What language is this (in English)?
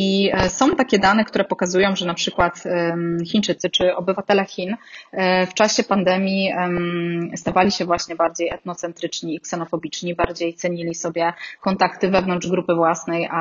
Polish